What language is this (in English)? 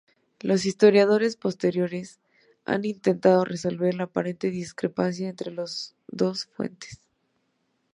Spanish